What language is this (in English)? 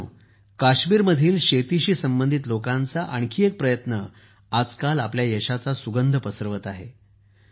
Marathi